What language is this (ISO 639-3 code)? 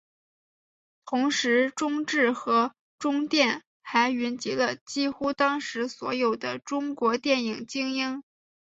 zho